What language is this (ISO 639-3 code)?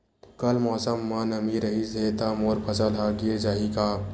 hne